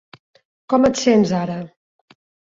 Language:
Catalan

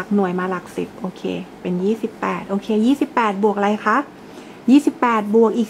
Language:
Thai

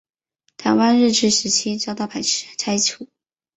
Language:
Chinese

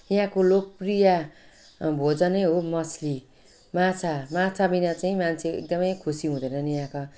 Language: Nepali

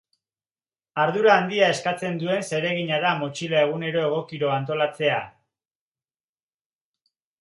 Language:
Basque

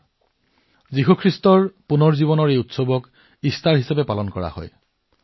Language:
Assamese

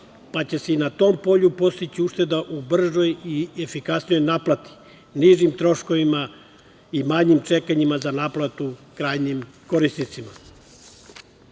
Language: Serbian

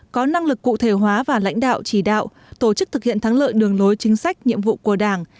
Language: Vietnamese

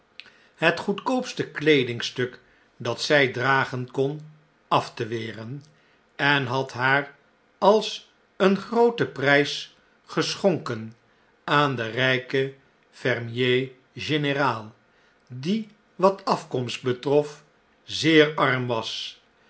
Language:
Dutch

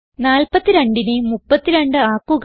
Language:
Malayalam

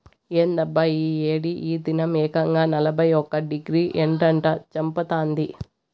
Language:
Telugu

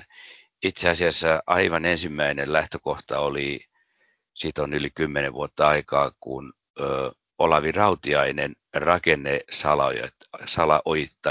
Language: Finnish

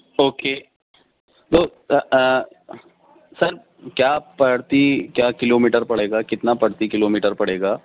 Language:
Urdu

